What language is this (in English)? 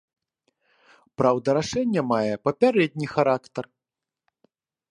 Belarusian